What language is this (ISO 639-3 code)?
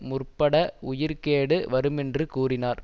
tam